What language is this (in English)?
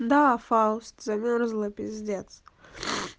Russian